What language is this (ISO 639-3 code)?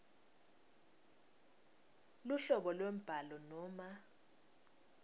ssw